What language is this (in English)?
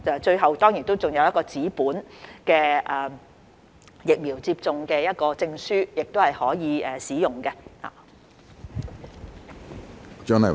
Cantonese